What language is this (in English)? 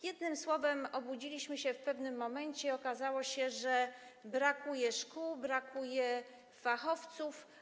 Polish